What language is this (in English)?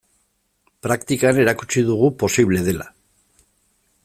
Basque